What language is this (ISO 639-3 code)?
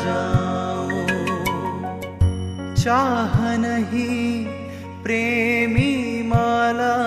hin